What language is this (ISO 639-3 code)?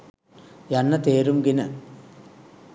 sin